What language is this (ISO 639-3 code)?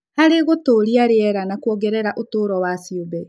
kik